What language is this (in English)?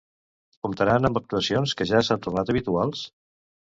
Catalan